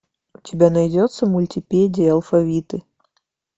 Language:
Russian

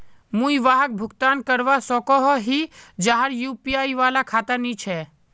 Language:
Magahi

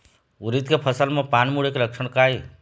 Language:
Chhattisgarhi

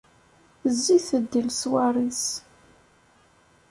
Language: Kabyle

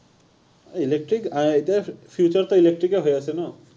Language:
Assamese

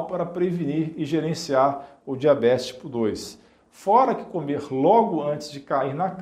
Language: Portuguese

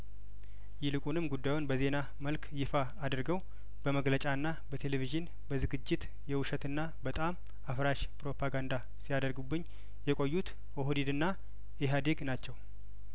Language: Amharic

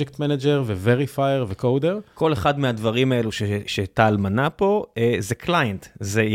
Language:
Hebrew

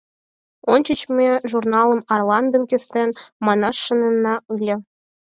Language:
Mari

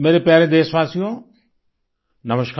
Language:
Hindi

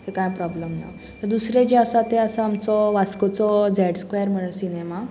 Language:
Konkani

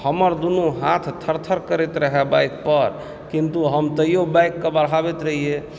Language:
Maithili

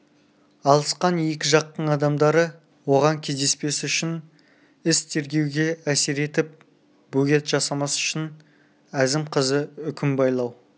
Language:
Kazakh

